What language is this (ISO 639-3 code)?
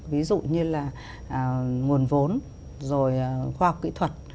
vie